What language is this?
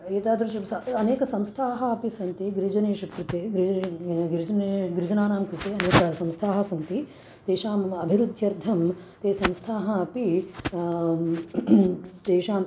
Sanskrit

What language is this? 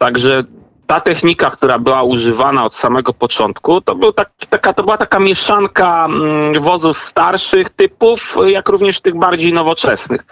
Polish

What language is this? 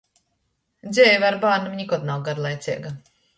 Latgalian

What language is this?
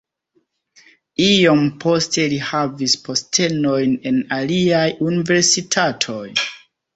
Esperanto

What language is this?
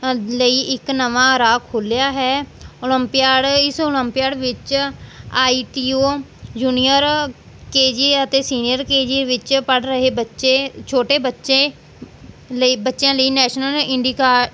Punjabi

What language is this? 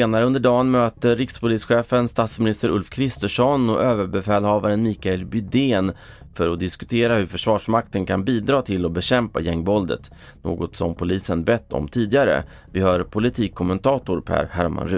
Swedish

